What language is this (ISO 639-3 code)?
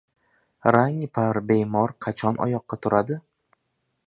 uzb